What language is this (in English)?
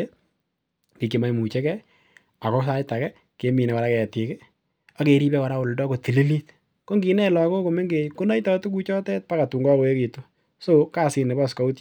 Kalenjin